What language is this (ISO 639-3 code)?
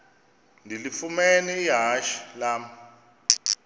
xho